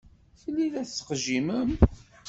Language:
Kabyle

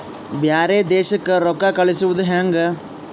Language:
Kannada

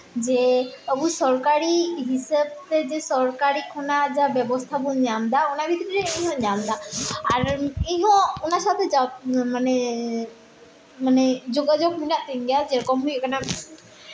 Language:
Santali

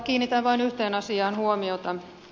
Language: Finnish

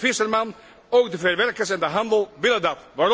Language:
Dutch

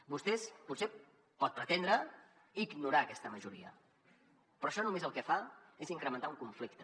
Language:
Catalan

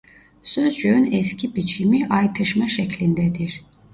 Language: Turkish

